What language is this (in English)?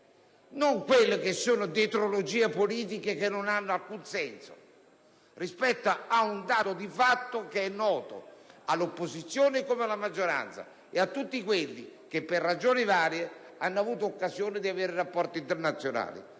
Italian